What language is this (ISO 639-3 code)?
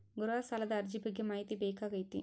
kan